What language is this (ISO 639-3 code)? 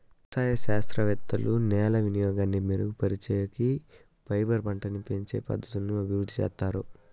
tel